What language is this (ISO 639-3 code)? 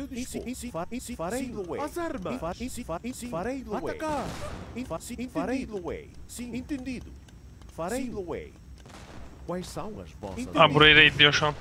tur